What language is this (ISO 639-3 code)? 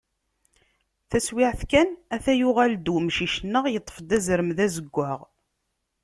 kab